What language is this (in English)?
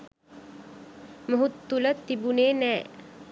Sinhala